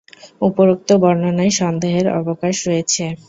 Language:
Bangla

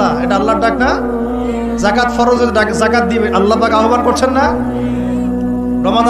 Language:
Bangla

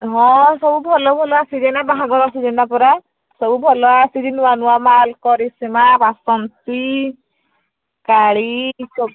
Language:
Odia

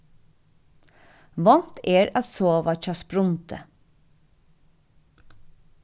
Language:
Faroese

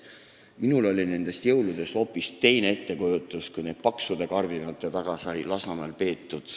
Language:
Estonian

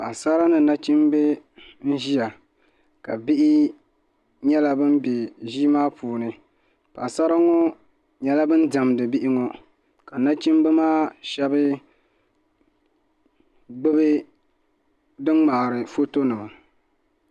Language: Dagbani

